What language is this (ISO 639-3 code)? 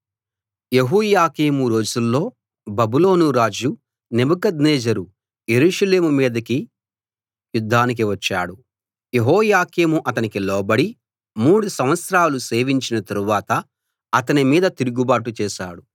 tel